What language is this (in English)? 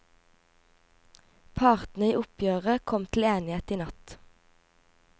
Norwegian